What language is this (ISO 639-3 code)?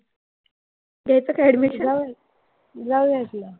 mar